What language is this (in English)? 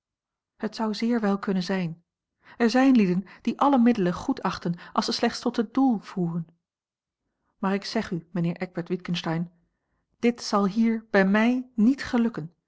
Dutch